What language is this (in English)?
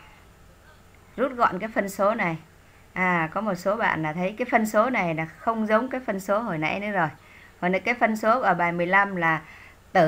Vietnamese